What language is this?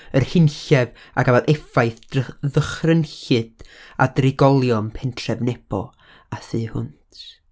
Welsh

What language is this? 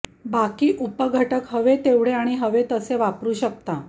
Marathi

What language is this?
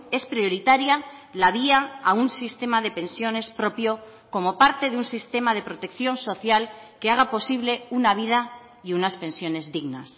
Spanish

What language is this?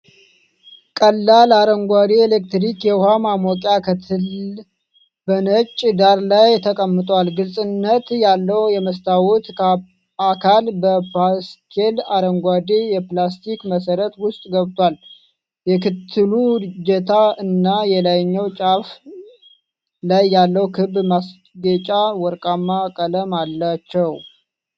Amharic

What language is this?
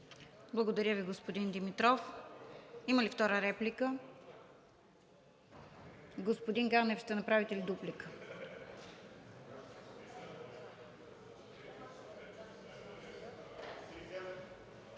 Bulgarian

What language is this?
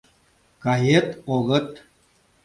Mari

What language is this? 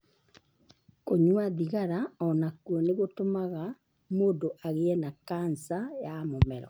Kikuyu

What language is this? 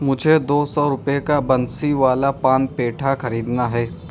Urdu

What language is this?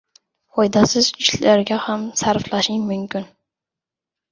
Uzbek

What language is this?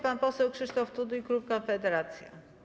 Polish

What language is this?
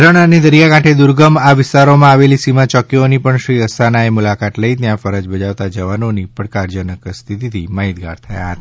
Gujarati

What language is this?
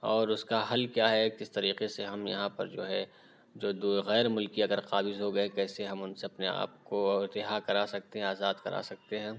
Urdu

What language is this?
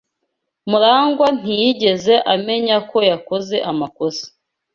Kinyarwanda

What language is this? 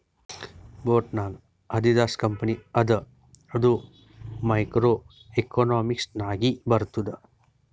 Kannada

